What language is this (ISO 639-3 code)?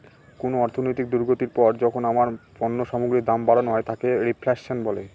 ben